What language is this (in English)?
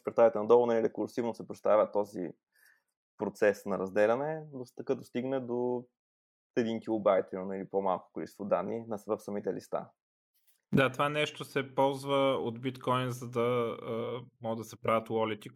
Bulgarian